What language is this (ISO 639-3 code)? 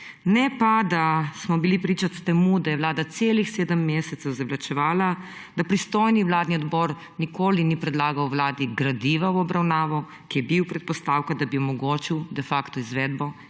slv